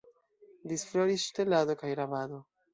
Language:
Esperanto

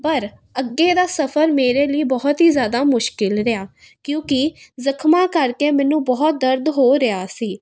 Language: Punjabi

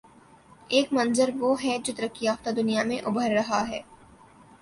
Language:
Urdu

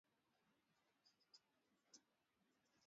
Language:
Swahili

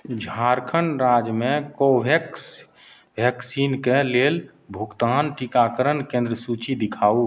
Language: Maithili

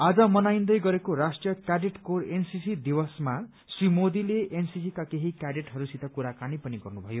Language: Nepali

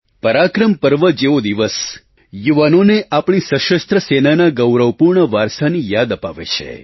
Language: Gujarati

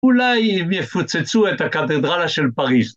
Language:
Hebrew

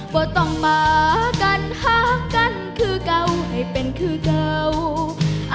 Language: Thai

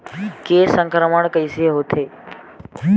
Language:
Chhattisgarhi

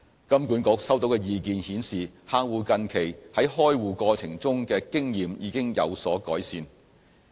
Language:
Cantonese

